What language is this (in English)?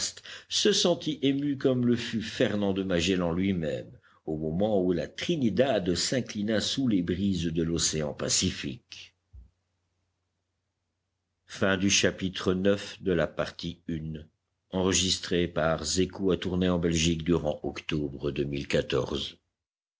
French